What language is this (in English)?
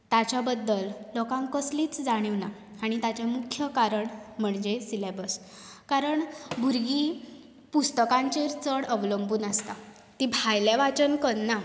Konkani